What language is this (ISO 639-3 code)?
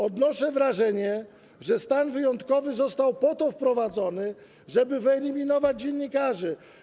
pol